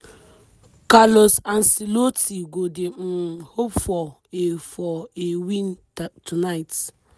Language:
Nigerian Pidgin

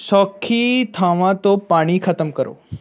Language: Punjabi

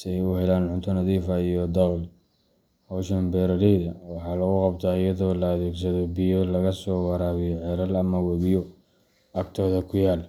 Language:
Somali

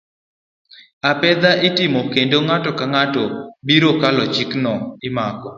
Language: Luo (Kenya and Tanzania)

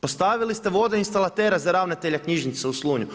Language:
Croatian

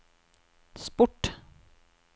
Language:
Norwegian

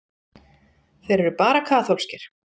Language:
Icelandic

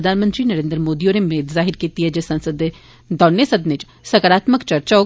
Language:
Dogri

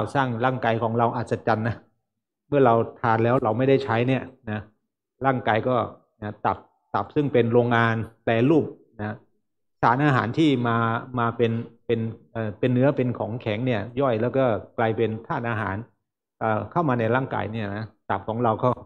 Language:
Thai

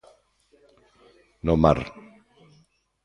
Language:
Galician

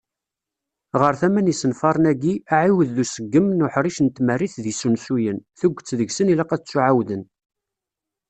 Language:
Kabyle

